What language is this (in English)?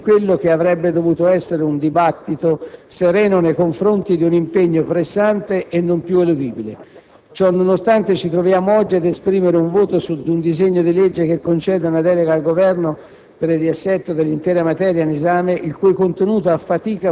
Italian